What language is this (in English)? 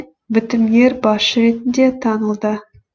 Kazakh